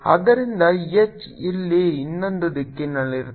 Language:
Kannada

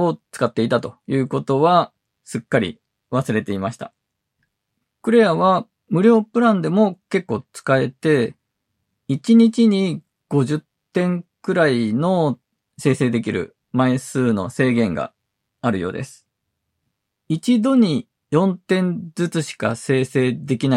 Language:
Japanese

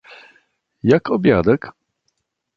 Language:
Polish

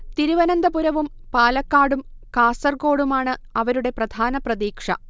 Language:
Malayalam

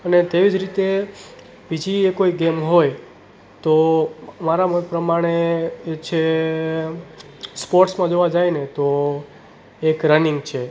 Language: Gujarati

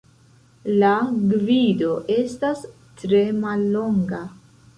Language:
Esperanto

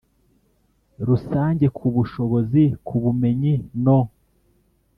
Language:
Kinyarwanda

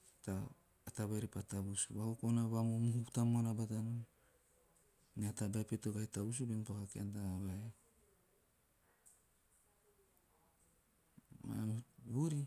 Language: Teop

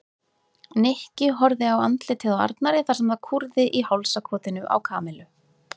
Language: Icelandic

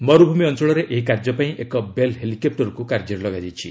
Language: Odia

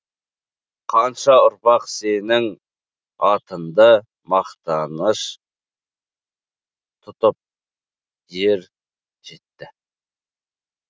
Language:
Kazakh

